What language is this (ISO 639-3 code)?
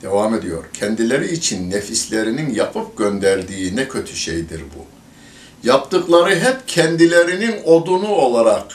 tur